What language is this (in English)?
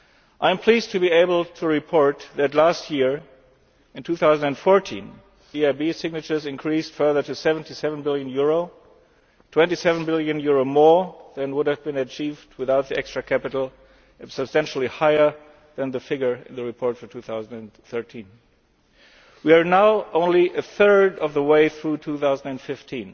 English